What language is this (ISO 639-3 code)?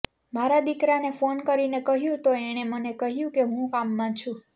guj